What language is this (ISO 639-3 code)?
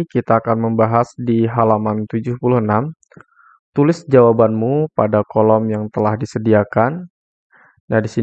ind